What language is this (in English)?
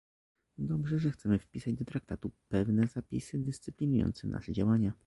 Polish